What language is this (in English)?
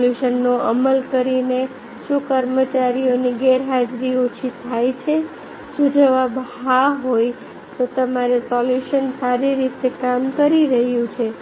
Gujarati